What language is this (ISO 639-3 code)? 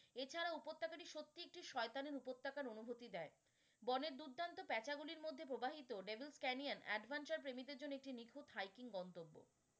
ben